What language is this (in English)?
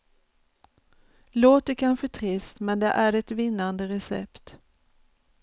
Swedish